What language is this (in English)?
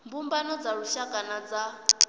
Venda